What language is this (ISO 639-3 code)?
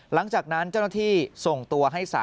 tha